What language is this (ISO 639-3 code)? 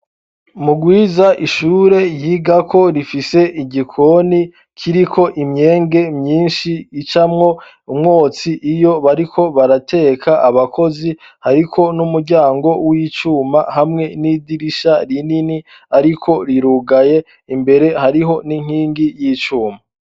run